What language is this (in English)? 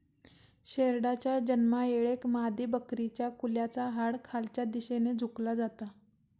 Marathi